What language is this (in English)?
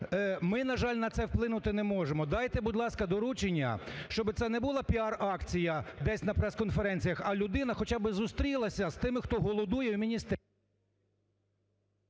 Ukrainian